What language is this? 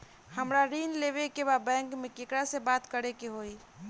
Bhojpuri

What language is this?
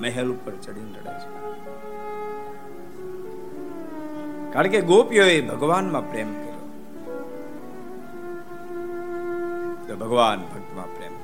Gujarati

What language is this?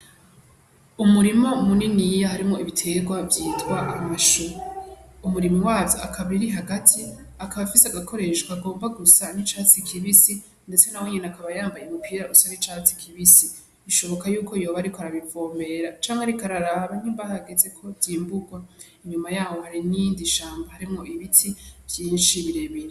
Rundi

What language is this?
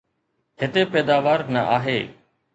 Sindhi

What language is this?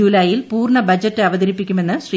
Malayalam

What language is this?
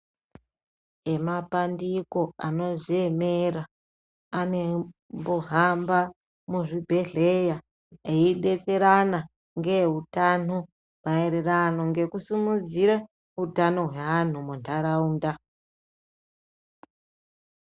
Ndau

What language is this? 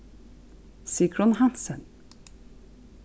Faroese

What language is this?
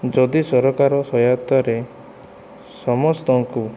Odia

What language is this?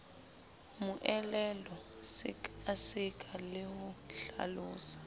Southern Sotho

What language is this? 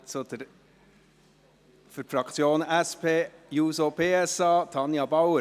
Swiss German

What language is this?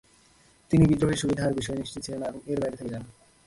Bangla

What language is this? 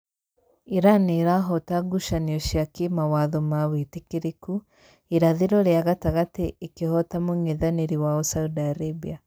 Kikuyu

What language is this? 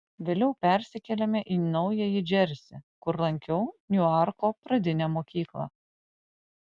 Lithuanian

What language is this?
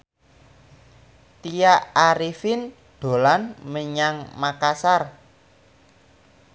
Javanese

